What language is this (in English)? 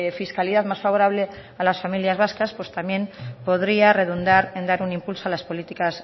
Spanish